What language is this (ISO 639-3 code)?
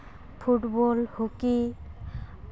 sat